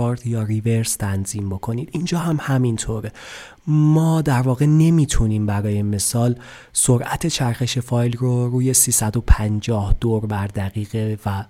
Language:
Persian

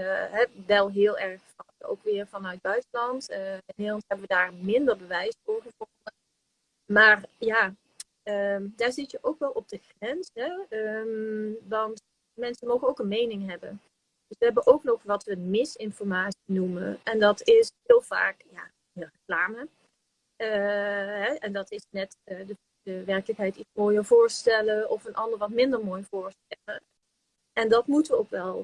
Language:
Dutch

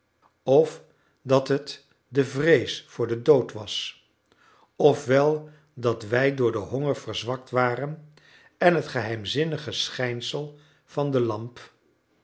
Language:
Dutch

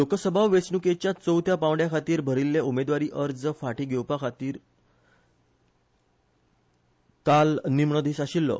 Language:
Konkani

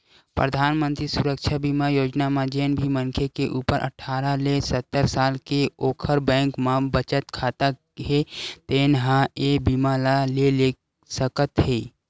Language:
Chhattisgarhi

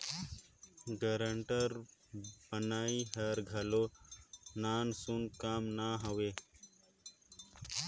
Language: Chhattisgarhi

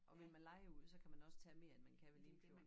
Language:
Danish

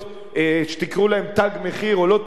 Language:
Hebrew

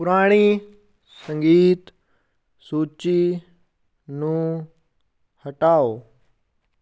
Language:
Punjabi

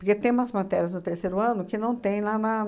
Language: Portuguese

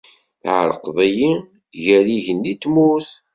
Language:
Kabyle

